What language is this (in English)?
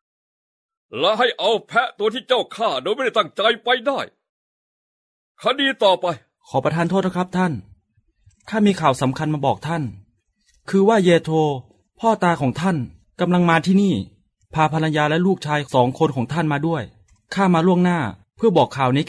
Thai